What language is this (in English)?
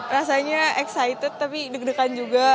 Indonesian